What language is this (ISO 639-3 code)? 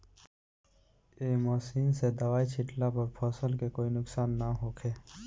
bho